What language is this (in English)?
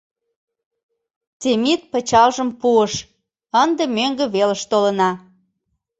Mari